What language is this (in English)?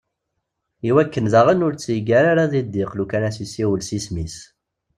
Kabyle